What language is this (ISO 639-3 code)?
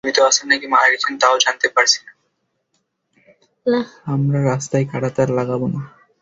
ben